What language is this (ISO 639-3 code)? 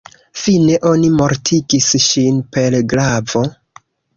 epo